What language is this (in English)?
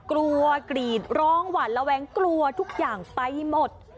Thai